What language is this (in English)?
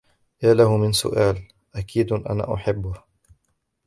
Arabic